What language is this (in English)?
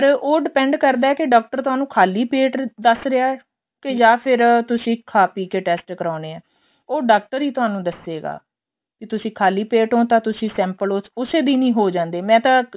Punjabi